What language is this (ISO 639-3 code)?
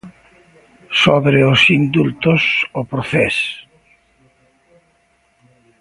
glg